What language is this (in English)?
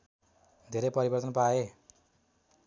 Nepali